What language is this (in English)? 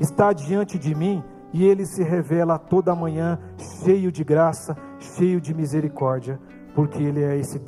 Portuguese